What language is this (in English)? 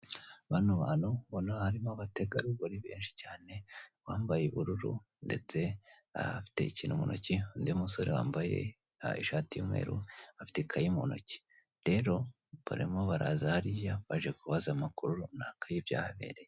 Kinyarwanda